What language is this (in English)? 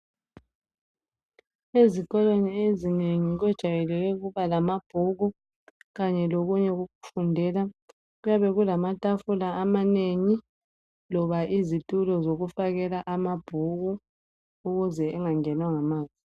North Ndebele